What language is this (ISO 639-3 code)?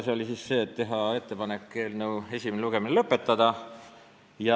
est